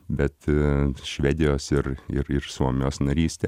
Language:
Lithuanian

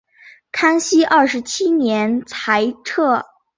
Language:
Chinese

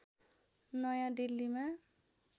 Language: Nepali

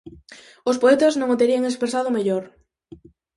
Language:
Galician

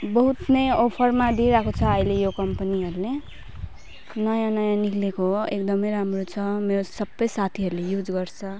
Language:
Nepali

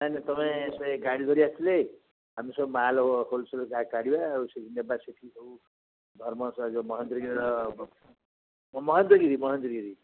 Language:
Odia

